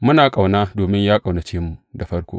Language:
Hausa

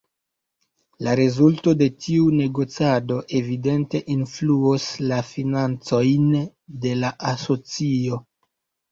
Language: Esperanto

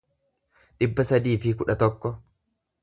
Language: Oromo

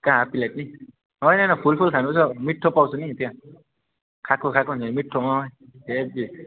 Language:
Nepali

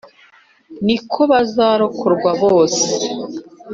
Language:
Kinyarwanda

